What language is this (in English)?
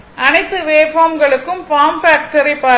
Tamil